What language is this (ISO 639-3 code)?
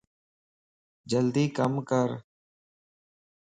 lss